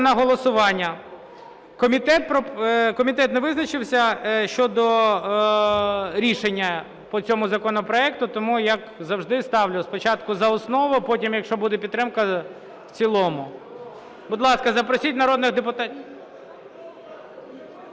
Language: Ukrainian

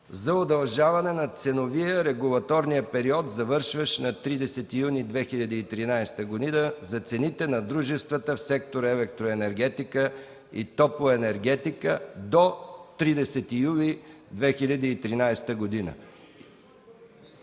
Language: Bulgarian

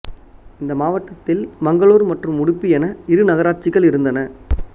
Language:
Tamil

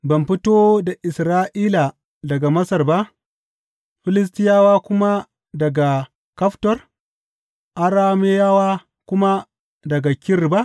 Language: Hausa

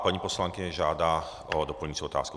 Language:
Czech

